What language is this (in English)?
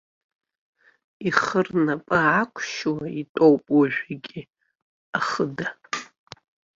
Abkhazian